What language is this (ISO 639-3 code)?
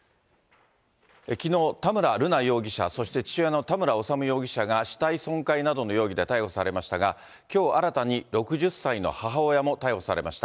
jpn